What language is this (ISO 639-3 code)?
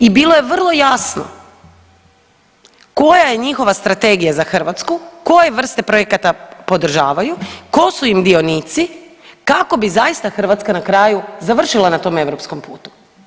hrv